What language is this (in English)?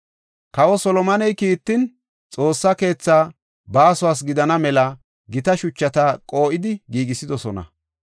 Gofa